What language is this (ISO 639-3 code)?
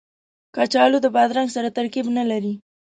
pus